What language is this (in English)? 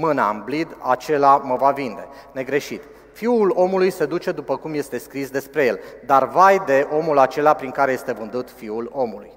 Romanian